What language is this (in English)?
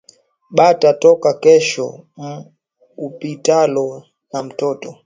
Swahili